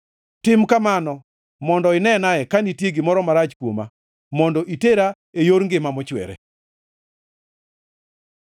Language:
Luo (Kenya and Tanzania)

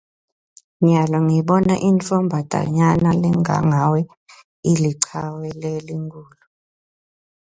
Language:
Swati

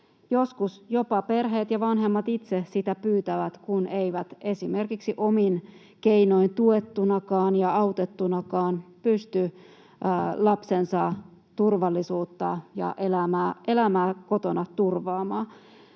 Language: Finnish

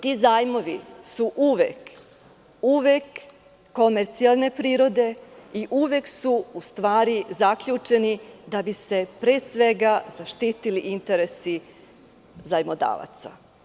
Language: Serbian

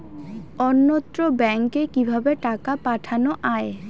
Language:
Bangla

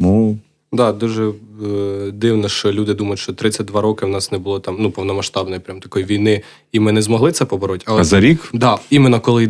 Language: Ukrainian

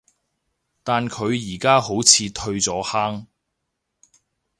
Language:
Cantonese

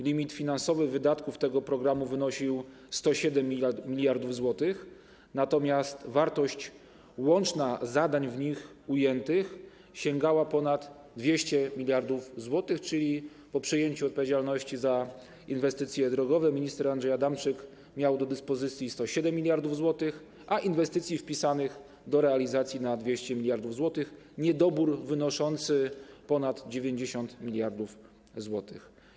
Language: Polish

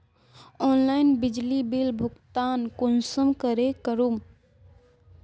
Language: Magahi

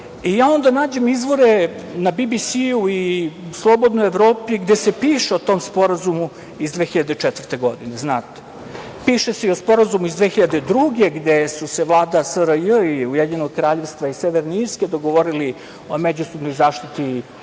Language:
Serbian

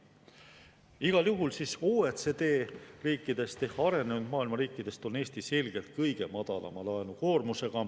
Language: Estonian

